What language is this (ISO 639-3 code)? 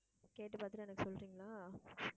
tam